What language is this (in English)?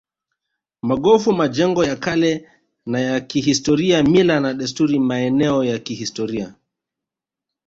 Swahili